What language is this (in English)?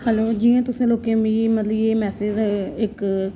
Dogri